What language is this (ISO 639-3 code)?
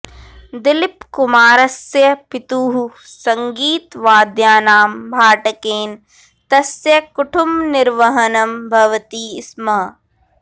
san